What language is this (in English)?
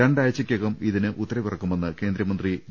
Malayalam